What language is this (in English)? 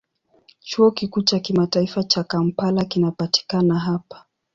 Swahili